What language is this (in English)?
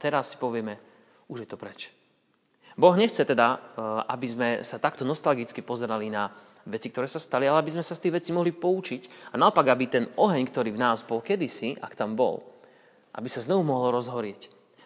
Slovak